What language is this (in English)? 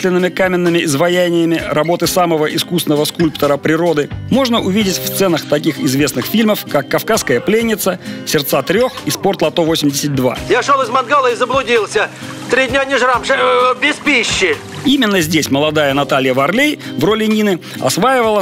Russian